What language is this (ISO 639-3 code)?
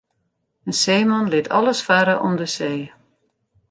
fry